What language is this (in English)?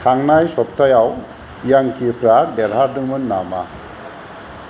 Bodo